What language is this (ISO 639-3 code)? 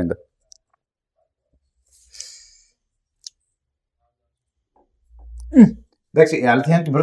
ell